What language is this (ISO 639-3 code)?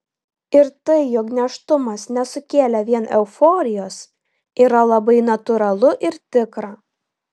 lit